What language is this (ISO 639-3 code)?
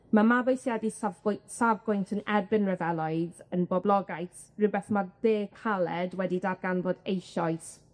cym